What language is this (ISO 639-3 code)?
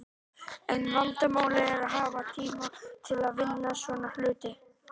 isl